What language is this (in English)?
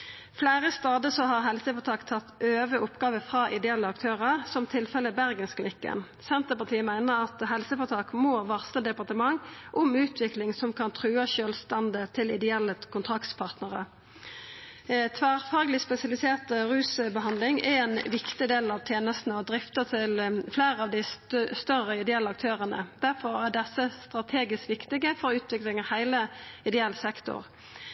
Norwegian Nynorsk